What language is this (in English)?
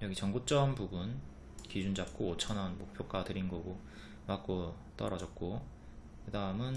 Korean